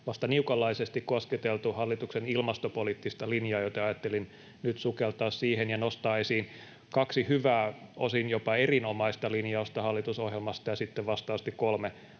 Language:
Finnish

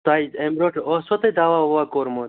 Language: Kashmiri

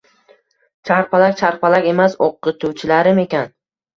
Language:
Uzbek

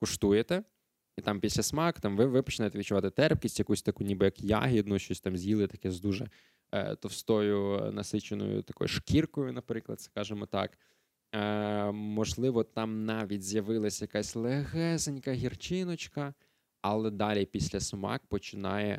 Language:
Ukrainian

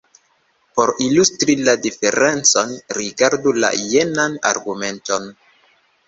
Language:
Esperanto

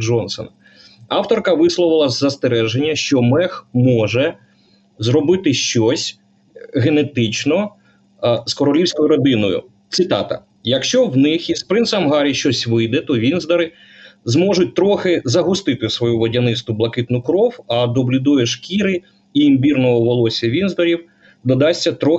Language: Ukrainian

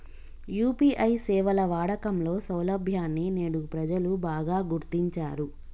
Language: Telugu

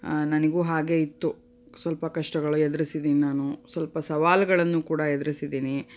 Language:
Kannada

